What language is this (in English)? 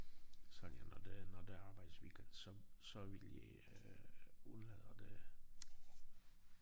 Danish